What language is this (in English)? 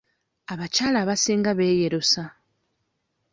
Ganda